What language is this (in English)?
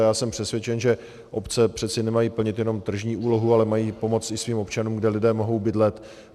Czech